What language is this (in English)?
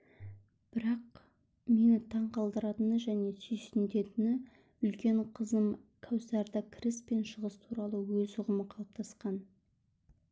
Kazakh